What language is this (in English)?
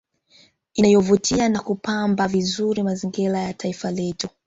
Swahili